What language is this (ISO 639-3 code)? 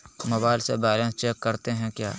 mag